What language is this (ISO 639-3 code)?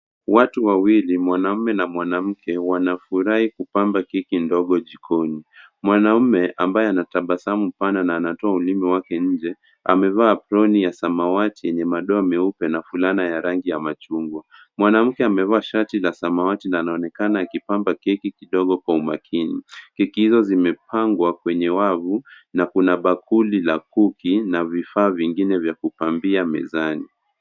swa